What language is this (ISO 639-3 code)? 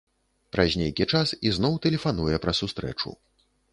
bel